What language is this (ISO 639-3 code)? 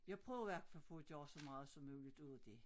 dan